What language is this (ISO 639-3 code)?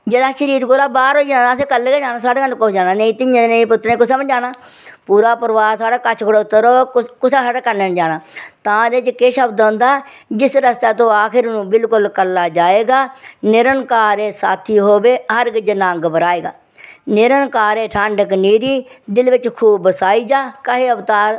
doi